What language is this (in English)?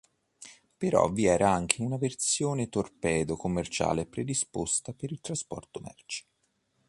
Italian